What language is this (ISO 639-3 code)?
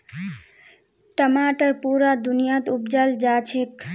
mag